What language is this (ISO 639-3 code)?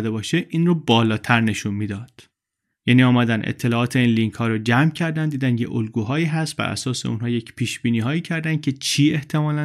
fas